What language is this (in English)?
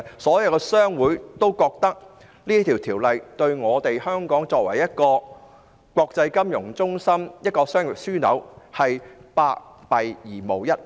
Cantonese